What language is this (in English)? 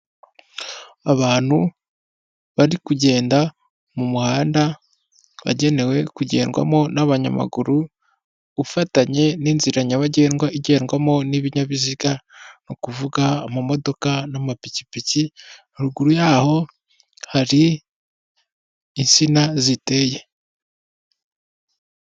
Kinyarwanda